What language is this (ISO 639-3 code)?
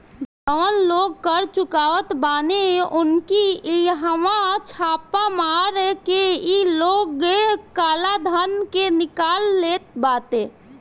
bho